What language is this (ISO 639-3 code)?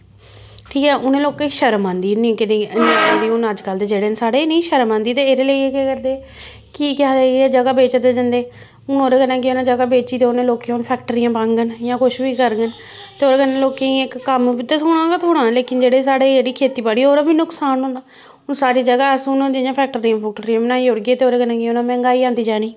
doi